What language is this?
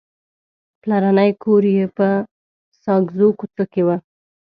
Pashto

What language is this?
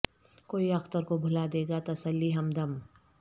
Urdu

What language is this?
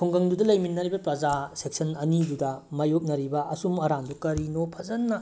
Manipuri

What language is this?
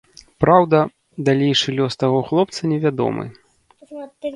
Belarusian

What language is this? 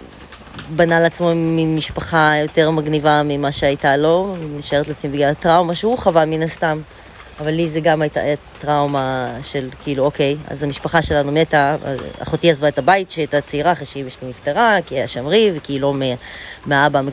Hebrew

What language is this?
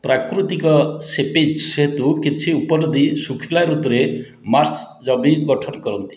Odia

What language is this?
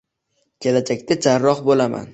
Uzbek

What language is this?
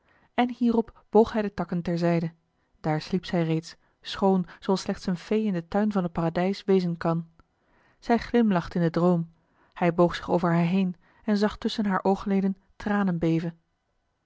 Dutch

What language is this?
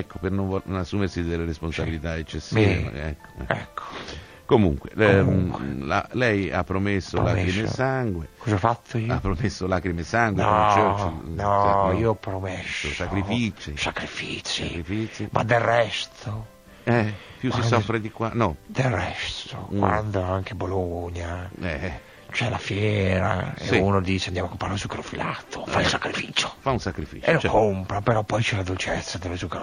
Italian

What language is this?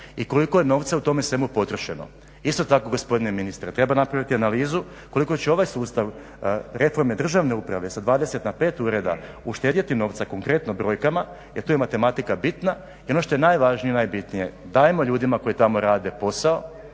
Croatian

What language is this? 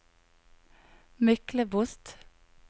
Norwegian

